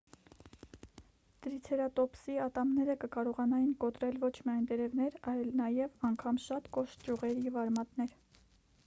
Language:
Armenian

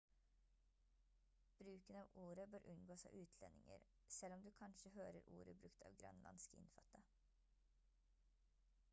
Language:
Norwegian Bokmål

